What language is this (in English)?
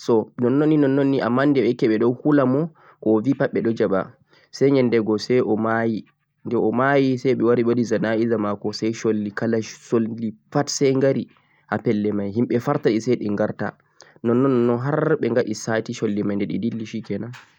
Central-Eastern Niger Fulfulde